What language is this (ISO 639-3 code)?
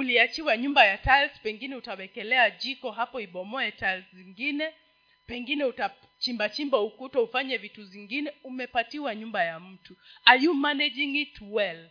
swa